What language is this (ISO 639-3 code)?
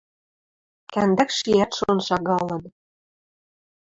mrj